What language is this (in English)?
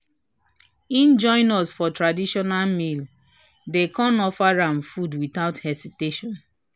Nigerian Pidgin